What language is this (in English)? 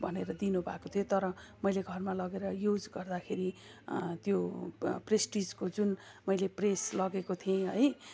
Nepali